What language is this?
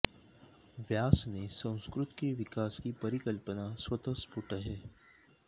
Sanskrit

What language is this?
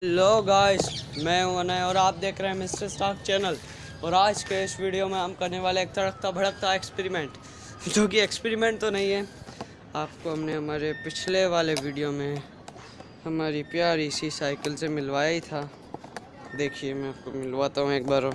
Hindi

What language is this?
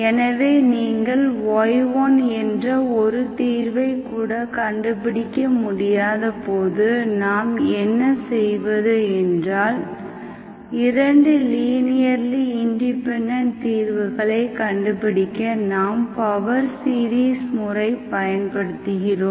Tamil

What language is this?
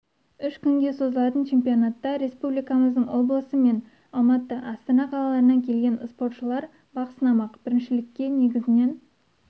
Kazakh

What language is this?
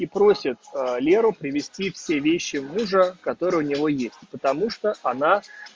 Russian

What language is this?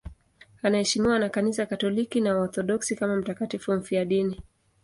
Swahili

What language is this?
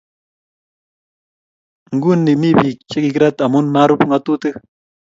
Kalenjin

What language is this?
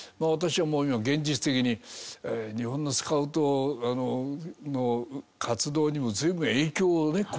Japanese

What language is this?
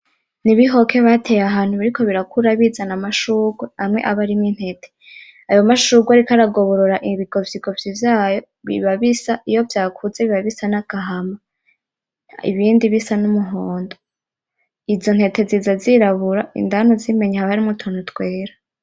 Rundi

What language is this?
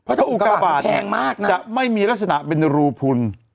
Thai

